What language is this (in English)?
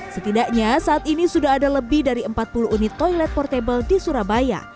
Indonesian